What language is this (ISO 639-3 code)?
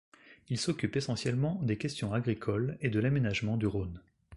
fra